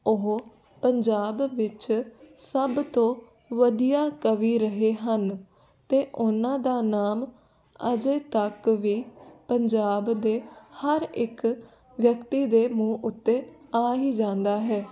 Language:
Punjabi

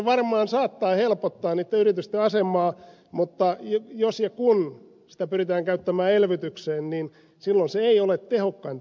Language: Finnish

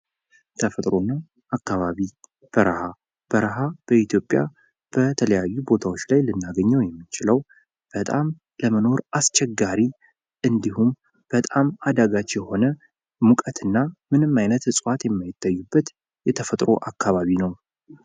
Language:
Amharic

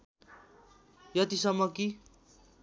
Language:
Nepali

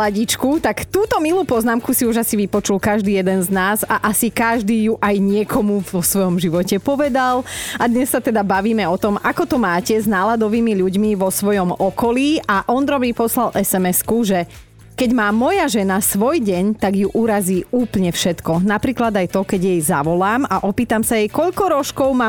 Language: Slovak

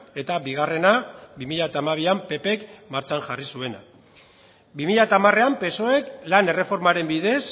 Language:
Basque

